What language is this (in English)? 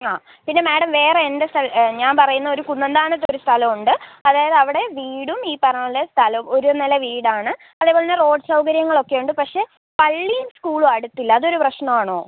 Malayalam